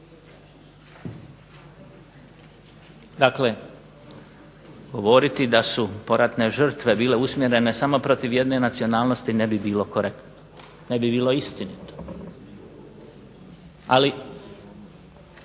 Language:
Croatian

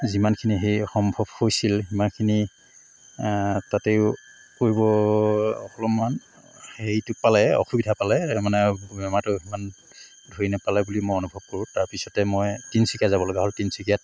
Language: Assamese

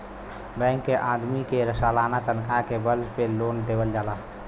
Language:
Bhojpuri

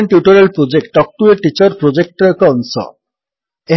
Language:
Odia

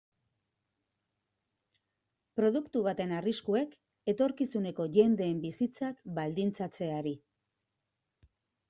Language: Basque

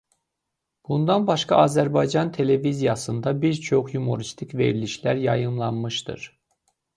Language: Azerbaijani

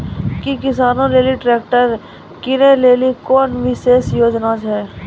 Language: Maithili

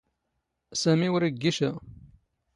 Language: Standard Moroccan Tamazight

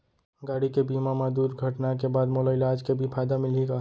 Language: Chhattisgarhi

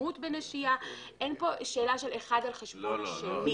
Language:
Hebrew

